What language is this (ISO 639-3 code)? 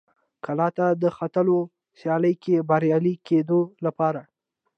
pus